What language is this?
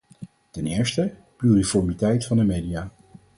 Dutch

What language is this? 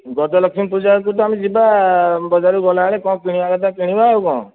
Odia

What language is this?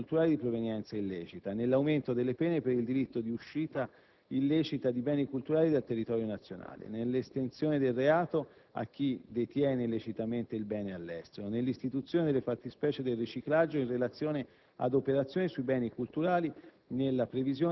Italian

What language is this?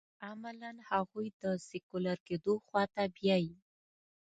Pashto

